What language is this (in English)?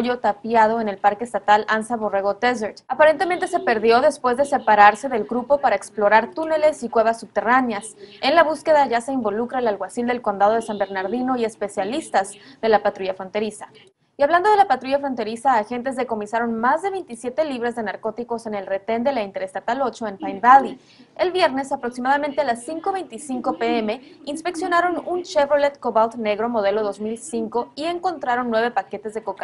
Spanish